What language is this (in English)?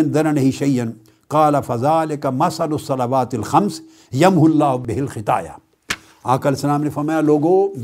Urdu